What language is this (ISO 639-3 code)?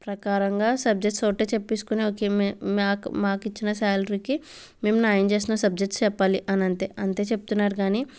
tel